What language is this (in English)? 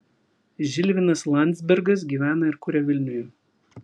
Lithuanian